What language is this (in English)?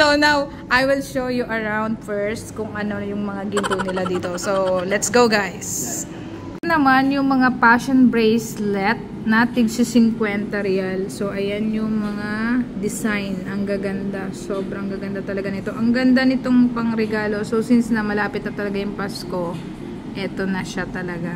Filipino